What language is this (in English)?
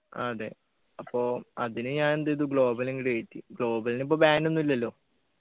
Malayalam